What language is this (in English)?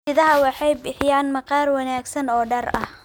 Somali